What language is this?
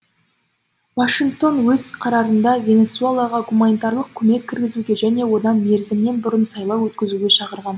Kazakh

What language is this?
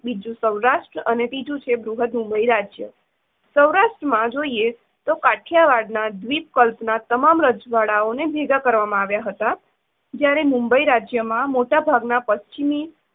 Gujarati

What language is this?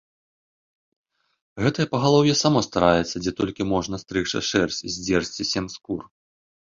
Belarusian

